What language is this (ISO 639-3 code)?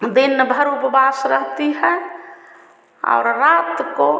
hin